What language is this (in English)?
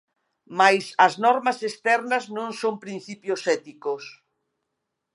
Galician